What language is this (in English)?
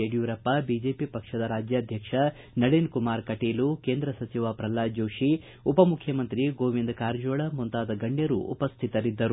Kannada